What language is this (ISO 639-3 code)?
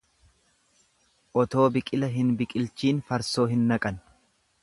orm